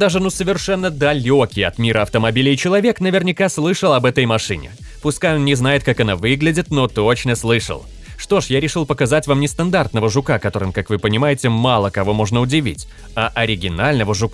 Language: Russian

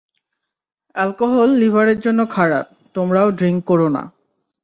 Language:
Bangla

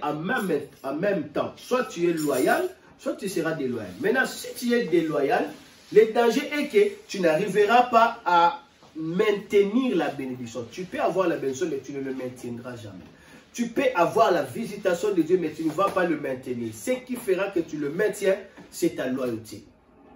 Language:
French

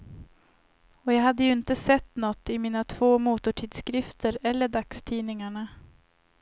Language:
Swedish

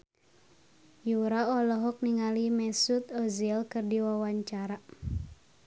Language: Sundanese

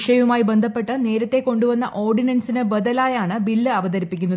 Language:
Malayalam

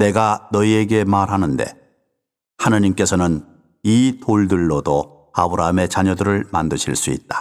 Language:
Korean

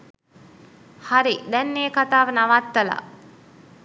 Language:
Sinhala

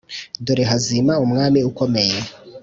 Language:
Kinyarwanda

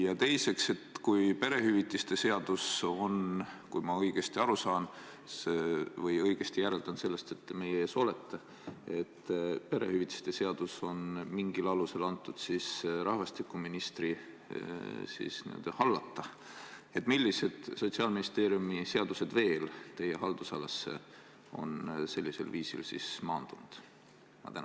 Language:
Estonian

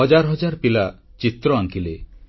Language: Odia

